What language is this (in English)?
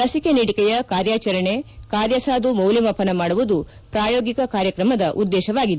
Kannada